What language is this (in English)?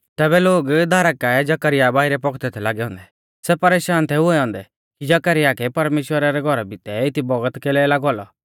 Mahasu Pahari